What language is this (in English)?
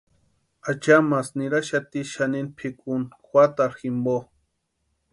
Western Highland Purepecha